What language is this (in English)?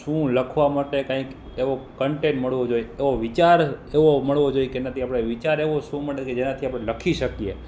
Gujarati